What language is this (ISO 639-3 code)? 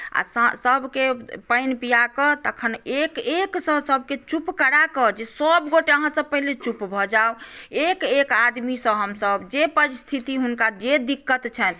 mai